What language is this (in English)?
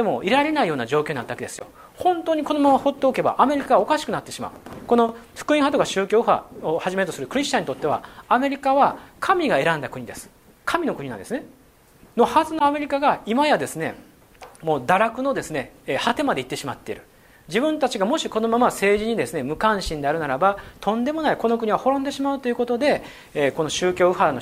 Japanese